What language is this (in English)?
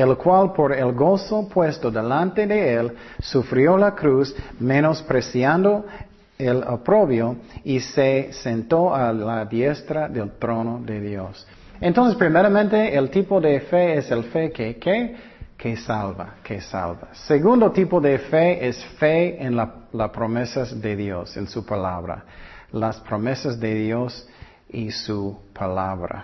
Spanish